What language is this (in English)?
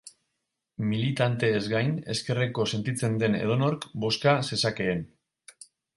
Basque